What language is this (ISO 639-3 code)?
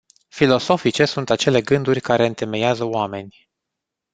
ron